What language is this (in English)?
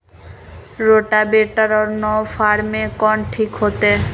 Magahi